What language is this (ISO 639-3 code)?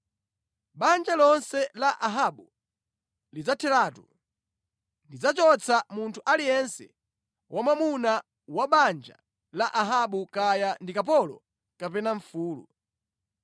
nya